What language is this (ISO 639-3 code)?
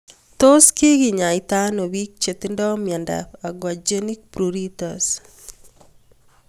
kln